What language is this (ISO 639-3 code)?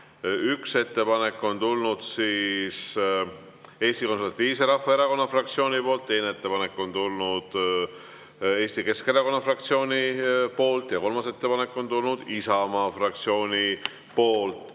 est